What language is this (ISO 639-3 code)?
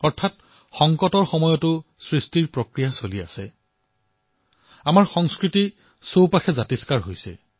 asm